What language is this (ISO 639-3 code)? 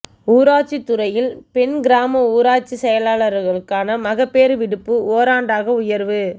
tam